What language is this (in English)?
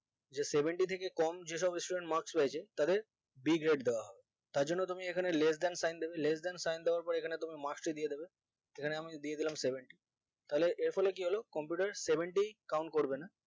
Bangla